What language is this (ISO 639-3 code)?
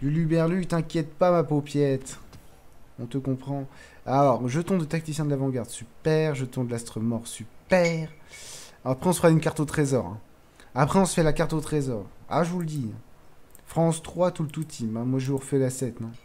fra